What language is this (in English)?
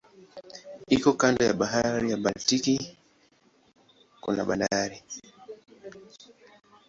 Swahili